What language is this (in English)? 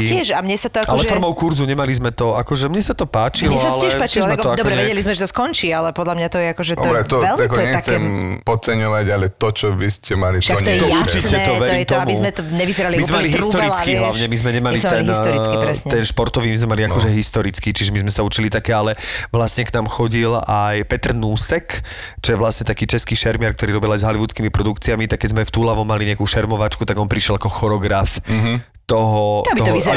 Slovak